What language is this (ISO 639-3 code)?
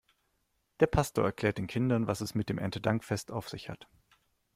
deu